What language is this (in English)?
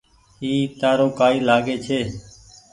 Goaria